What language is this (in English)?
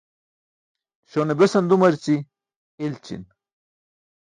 Burushaski